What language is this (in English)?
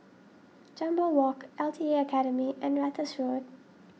English